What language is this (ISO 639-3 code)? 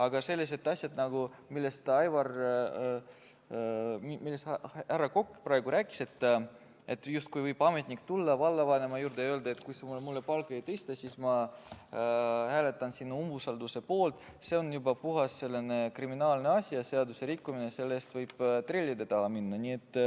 est